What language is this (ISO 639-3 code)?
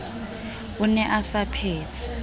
sot